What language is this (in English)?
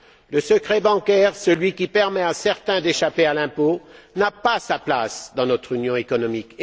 French